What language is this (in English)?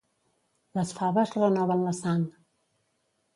Catalan